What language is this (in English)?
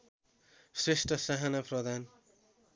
Nepali